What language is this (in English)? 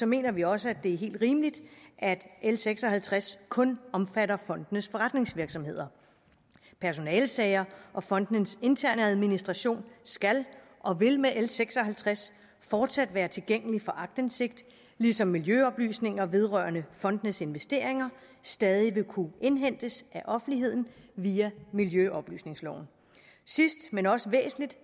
Danish